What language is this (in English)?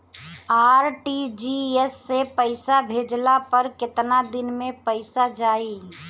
Bhojpuri